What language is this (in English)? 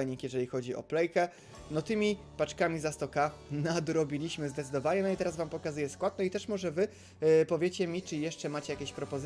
Polish